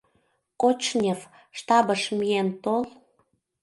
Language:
Mari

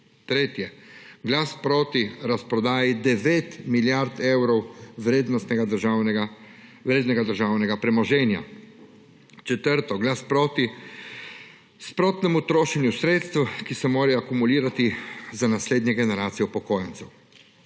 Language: Slovenian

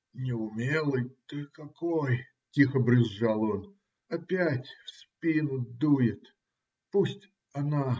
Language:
Russian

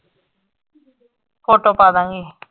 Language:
Punjabi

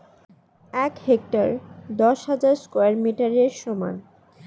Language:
Bangla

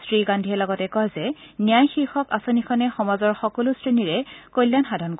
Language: Assamese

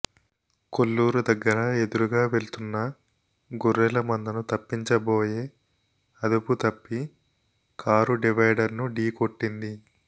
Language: Telugu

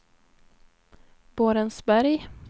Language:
Swedish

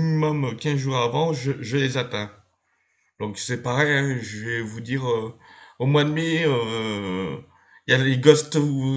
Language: French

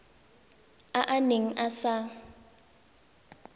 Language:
Tswana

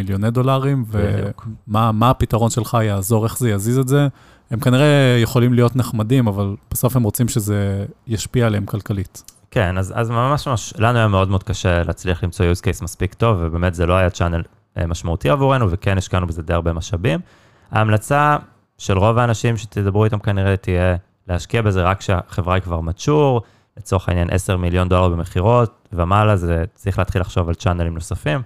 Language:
Hebrew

